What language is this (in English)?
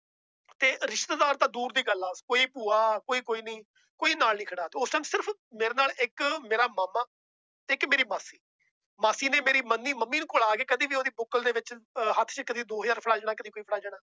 Punjabi